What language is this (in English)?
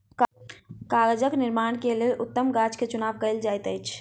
Maithili